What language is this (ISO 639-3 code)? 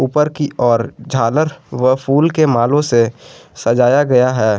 hin